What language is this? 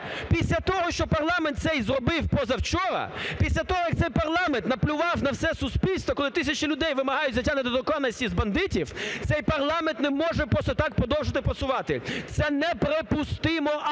Ukrainian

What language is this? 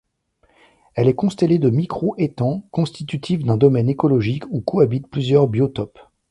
French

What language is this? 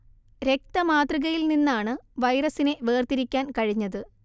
Malayalam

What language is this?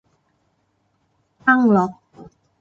Thai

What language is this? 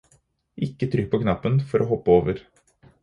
Norwegian Bokmål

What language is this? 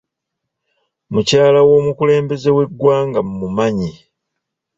Ganda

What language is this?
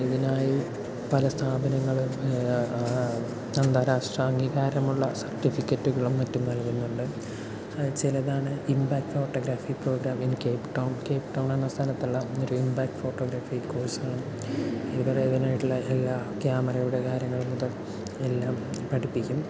Malayalam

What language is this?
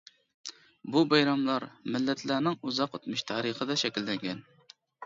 Uyghur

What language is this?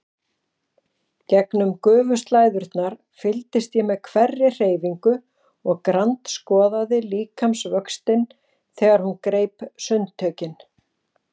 Icelandic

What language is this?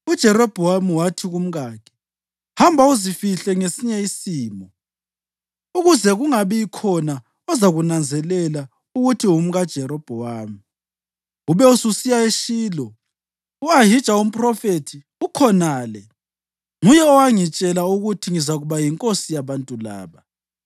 North Ndebele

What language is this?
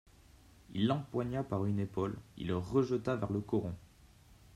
French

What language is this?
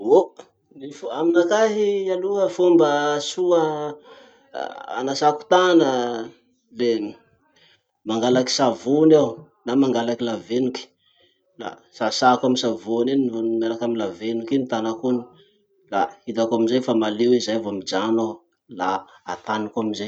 Masikoro Malagasy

